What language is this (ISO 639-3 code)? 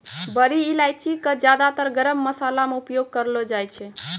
mai